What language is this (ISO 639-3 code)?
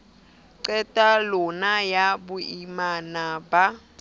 sot